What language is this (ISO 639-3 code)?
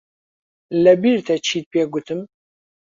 ckb